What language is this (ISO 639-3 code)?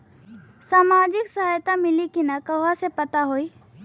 bho